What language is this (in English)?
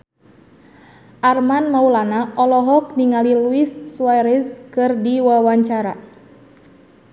Sundanese